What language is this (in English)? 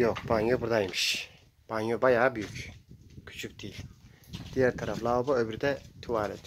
Turkish